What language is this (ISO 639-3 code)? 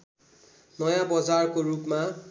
nep